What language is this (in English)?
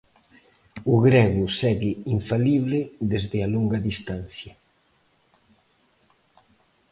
Galician